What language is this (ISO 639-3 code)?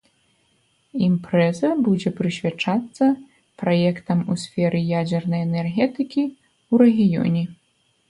bel